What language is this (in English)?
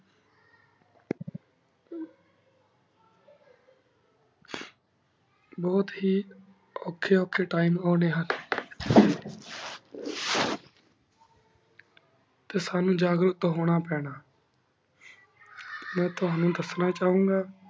Punjabi